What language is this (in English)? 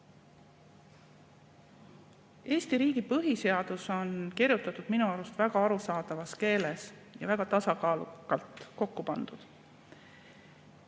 Estonian